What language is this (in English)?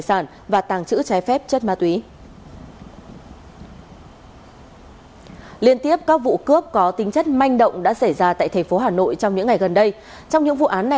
Vietnamese